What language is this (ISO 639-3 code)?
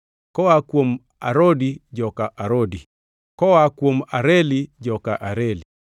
luo